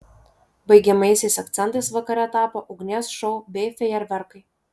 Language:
Lithuanian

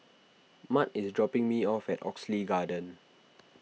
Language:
English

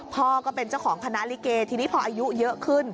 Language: Thai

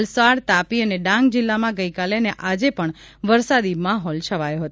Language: Gujarati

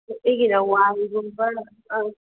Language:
Manipuri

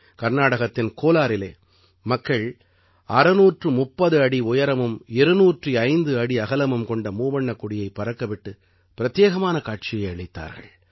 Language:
Tamil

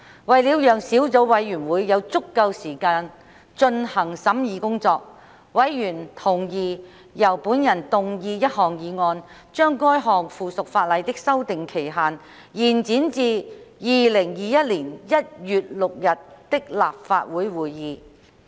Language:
Cantonese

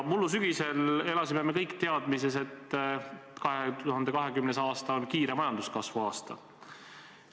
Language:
Estonian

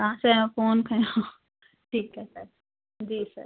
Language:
Sindhi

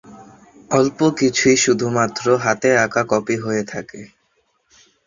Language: Bangla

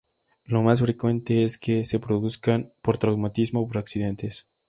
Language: Spanish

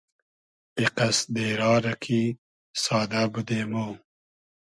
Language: Hazaragi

